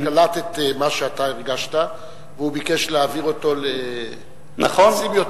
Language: Hebrew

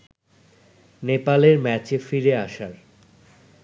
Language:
Bangla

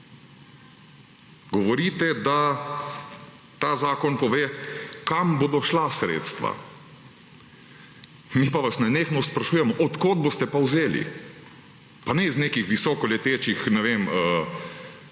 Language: Slovenian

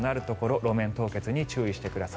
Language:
Japanese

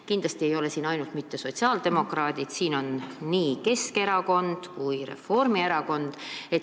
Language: Estonian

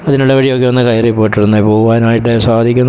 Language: Malayalam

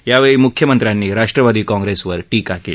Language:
Marathi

